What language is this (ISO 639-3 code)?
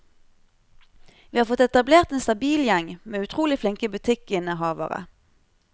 nor